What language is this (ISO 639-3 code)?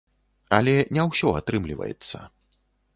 bel